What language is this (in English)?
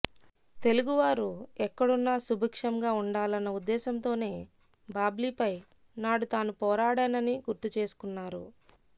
Telugu